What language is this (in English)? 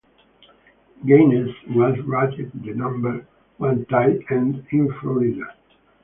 English